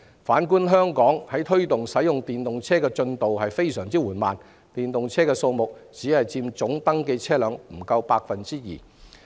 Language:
Cantonese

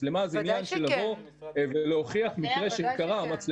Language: Hebrew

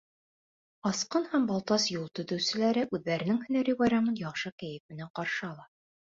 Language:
Bashkir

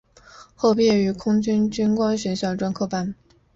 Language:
Chinese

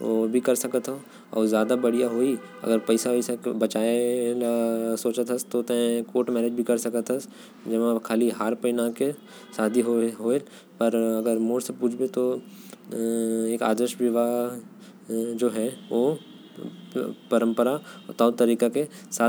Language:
Korwa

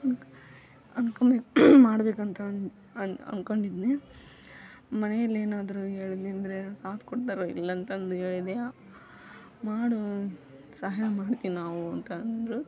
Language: Kannada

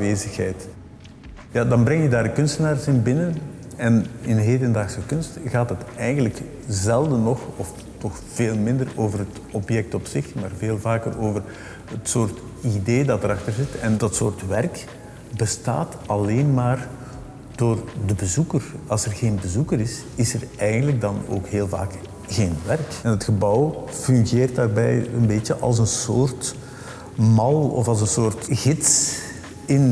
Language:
Dutch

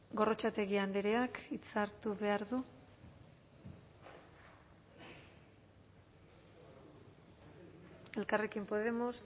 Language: Basque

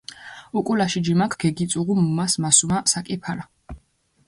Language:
Mingrelian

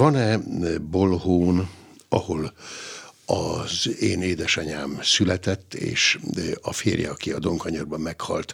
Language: Hungarian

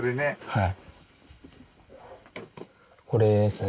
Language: Japanese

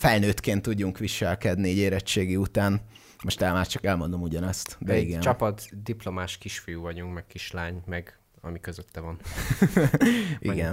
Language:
Hungarian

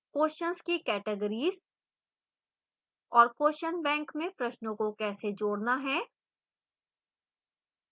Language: Hindi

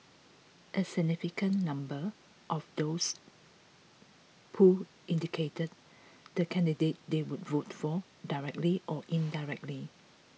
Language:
English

